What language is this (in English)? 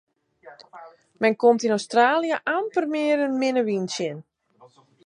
Western Frisian